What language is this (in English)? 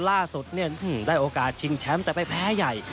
Thai